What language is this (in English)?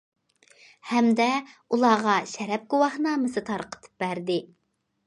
Uyghur